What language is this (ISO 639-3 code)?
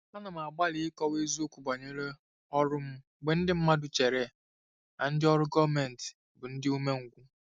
ibo